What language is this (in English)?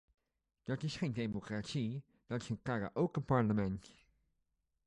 Dutch